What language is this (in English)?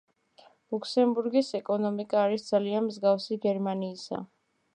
Georgian